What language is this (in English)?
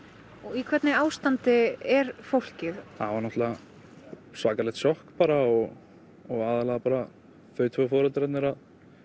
Icelandic